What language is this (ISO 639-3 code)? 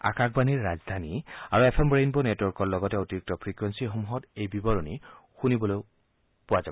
asm